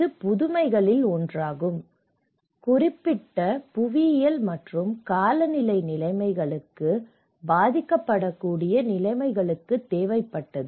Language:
Tamil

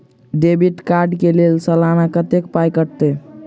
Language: Maithili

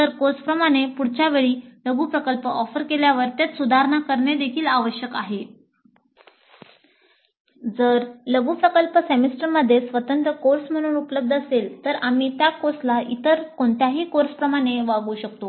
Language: Marathi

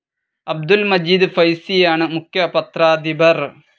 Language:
Malayalam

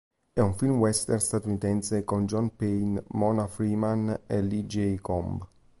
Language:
Italian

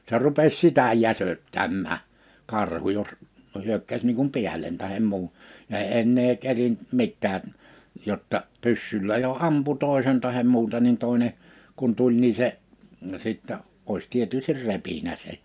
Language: Finnish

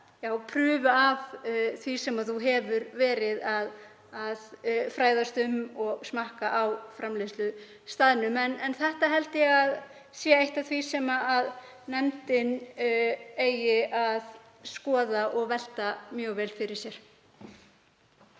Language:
Icelandic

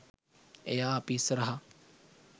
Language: Sinhala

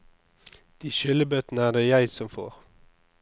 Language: Norwegian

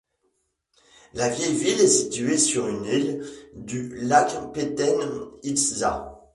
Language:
French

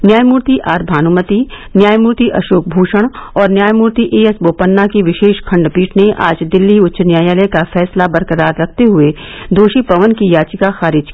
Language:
Hindi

